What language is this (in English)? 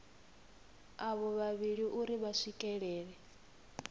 Venda